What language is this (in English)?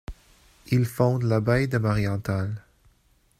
French